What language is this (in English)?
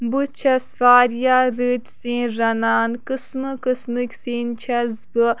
Kashmiri